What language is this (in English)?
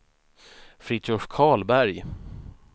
Swedish